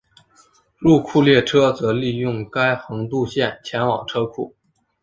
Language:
Chinese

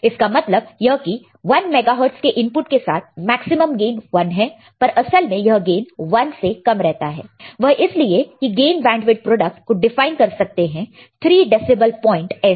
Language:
Hindi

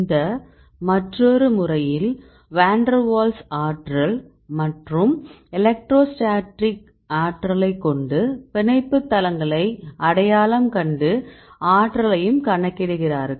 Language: Tamil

